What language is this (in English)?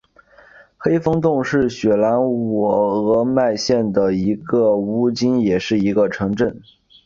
Chinese